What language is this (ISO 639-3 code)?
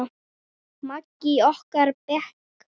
isl